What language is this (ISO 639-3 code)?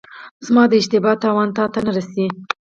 pus